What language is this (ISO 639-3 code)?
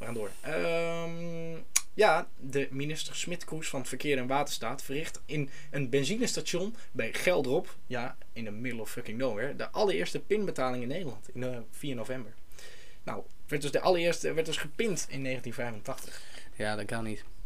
nld